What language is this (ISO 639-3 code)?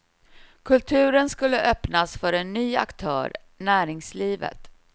swe